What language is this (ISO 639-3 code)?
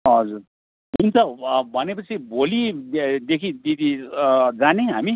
nep